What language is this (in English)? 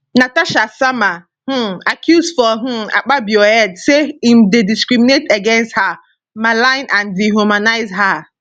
Nigerian Pidgin